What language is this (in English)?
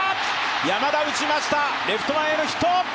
Japanese